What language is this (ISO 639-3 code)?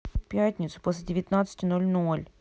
rus